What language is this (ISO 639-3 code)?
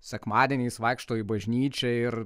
lit